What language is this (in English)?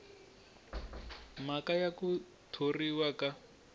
Tsonga